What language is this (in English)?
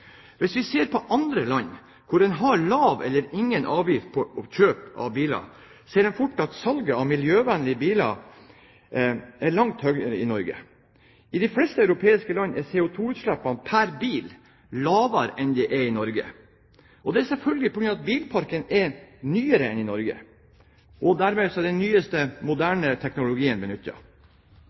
Norwegian Bokmål